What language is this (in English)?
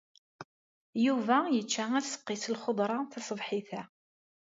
Kabyle